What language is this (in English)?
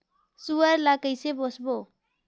Chhattisgarhi